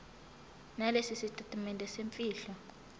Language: Zulu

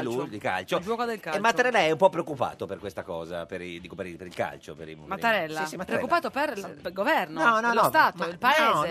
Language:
Italian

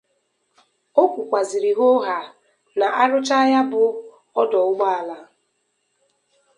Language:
Igbo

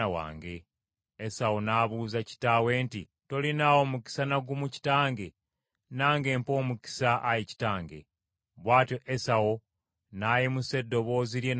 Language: Ganda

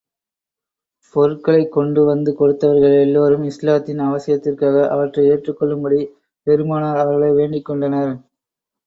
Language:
Tamil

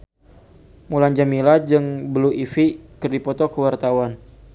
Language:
Sundanese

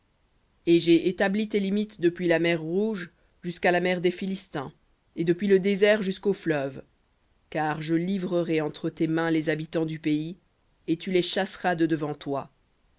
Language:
French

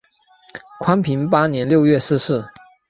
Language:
Chinese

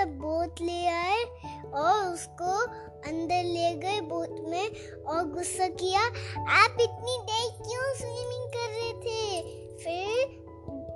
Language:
Hindi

